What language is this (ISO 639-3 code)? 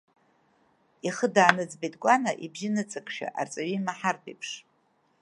abk